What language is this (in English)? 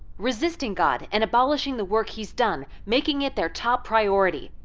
English